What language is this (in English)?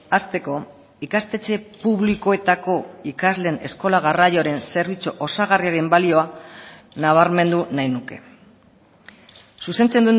Basque